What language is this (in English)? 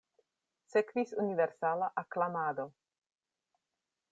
Esperanto